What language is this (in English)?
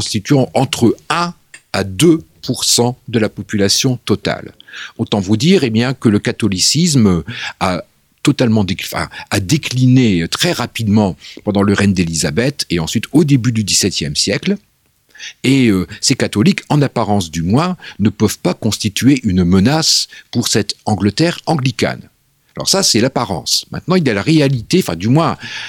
French